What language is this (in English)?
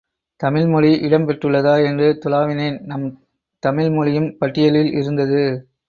Tamil